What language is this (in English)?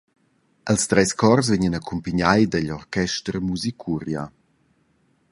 Romansh